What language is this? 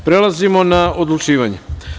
Serbian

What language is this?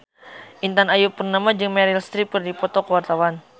Sundanese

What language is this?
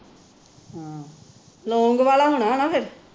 Punjabi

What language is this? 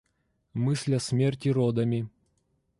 Russian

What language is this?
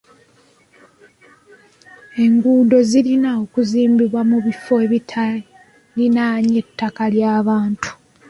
Ganda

